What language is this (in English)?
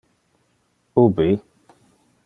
Interlingua